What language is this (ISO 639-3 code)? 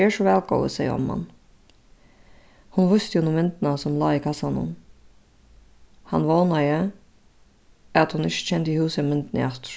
fao